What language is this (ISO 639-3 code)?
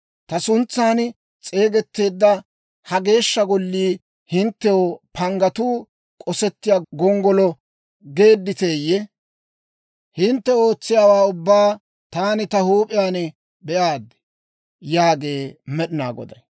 dwr